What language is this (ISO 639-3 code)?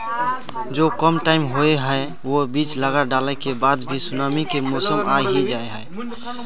mag